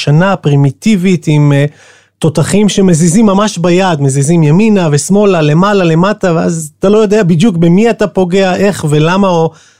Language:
Hebrew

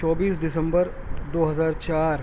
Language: Urdu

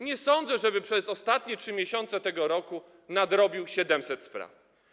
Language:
Polish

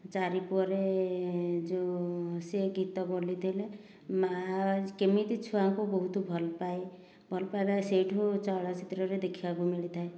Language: Odia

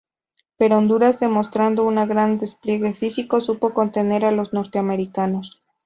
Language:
Spanish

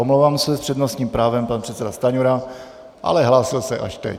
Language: Czech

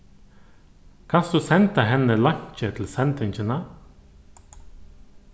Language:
Faroese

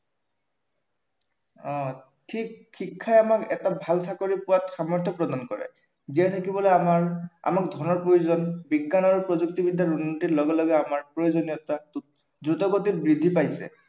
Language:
Assamese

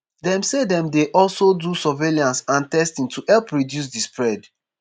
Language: Nigerian Pidgin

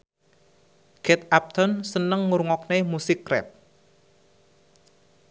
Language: Javanese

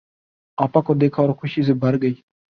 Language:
Urdu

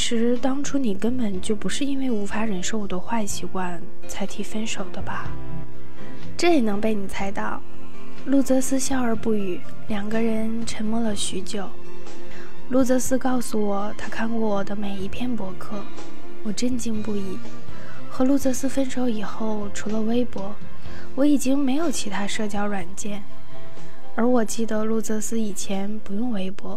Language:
Chinese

